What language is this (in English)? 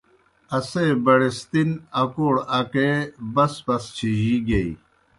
Kohistani Shina